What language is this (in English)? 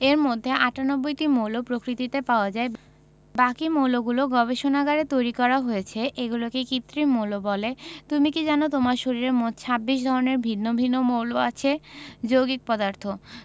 Bangla